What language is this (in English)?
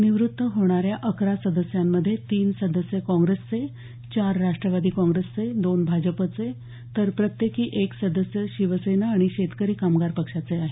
Marathi